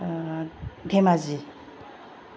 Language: Bodo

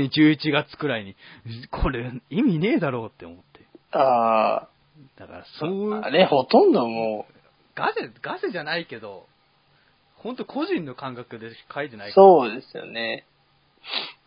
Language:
Japanese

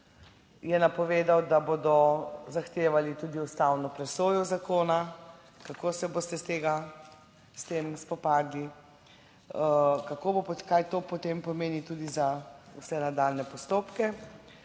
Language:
Slovenian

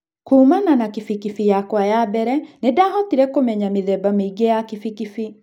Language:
Kikuyu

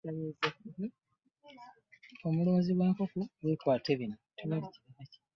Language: Ganda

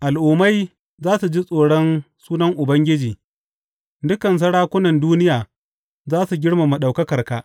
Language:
Hausa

